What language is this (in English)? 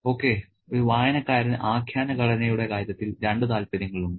Malayalam